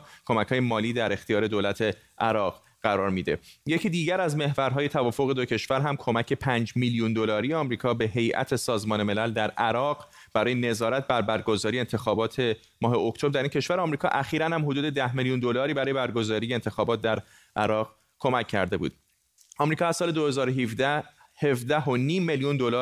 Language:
Persian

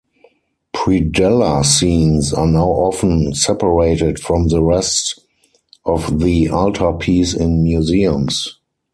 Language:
English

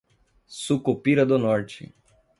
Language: Portuguese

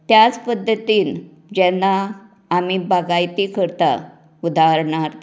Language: Konkani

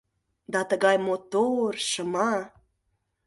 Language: Mari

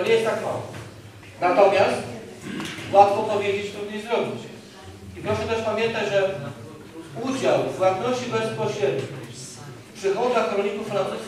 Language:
Polish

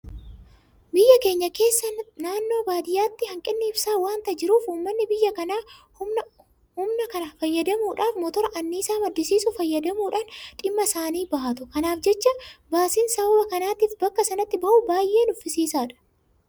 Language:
Oromo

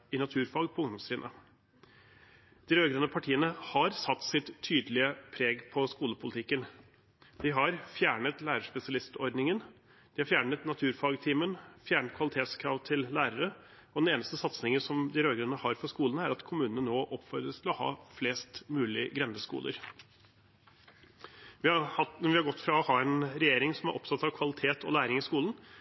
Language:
Norwegian Bokmål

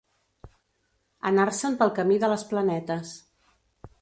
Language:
Catalan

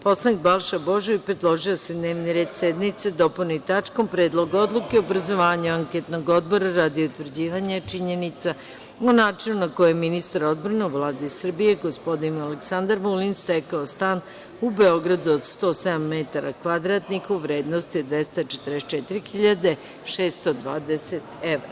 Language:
Serbian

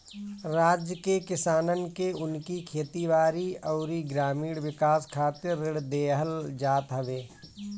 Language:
Bhojpuri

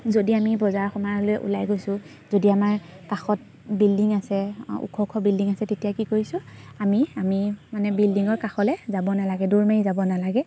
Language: Assamese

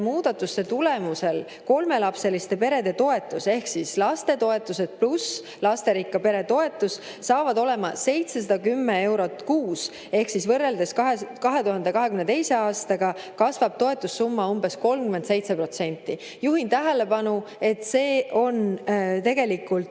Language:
Estonian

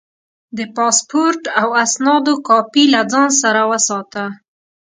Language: Pashto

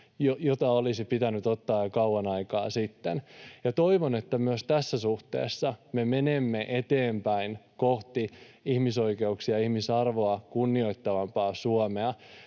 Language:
Finnish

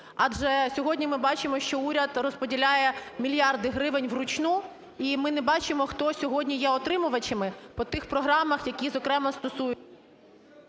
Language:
Ukrainian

